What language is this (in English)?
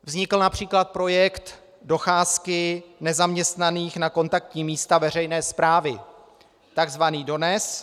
Czech